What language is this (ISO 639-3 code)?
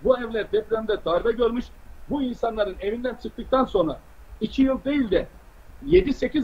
tur